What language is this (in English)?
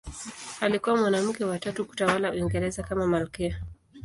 Swahili